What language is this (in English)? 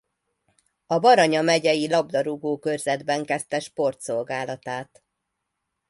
Hungarian